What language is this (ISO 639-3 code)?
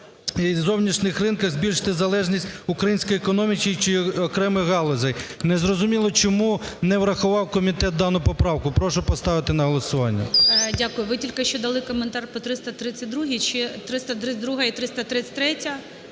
ukr